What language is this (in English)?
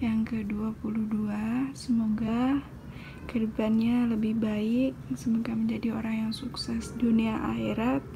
Indonesian